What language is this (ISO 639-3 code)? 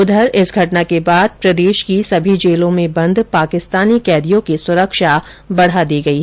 hin